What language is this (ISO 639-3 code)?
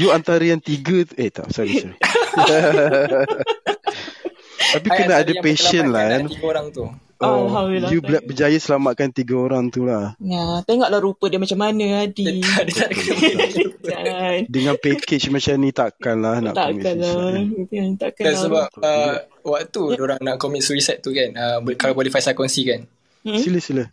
msa